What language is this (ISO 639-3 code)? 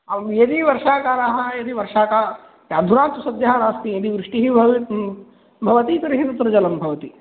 san